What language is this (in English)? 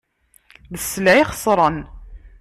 Kabyle